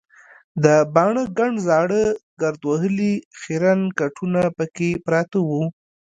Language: Pashto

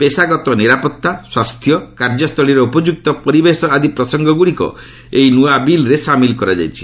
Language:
Odia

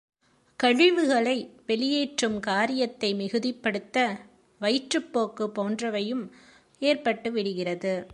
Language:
Tamil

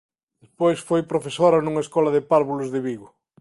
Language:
Galician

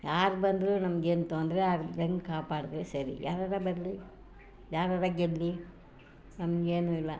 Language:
Kannada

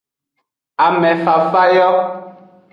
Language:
Aja (Benin)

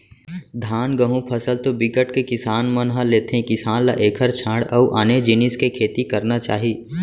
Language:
Chhattisgarhi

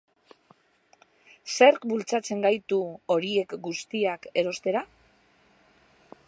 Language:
Basque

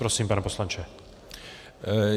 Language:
Czech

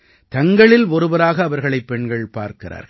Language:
Tamil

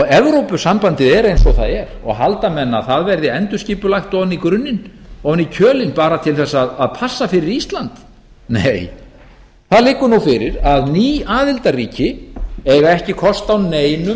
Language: Icelandic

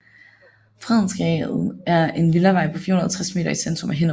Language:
Danish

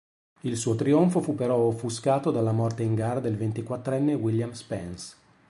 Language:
Italian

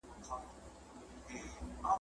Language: Pashto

